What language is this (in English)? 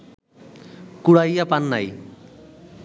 Bangla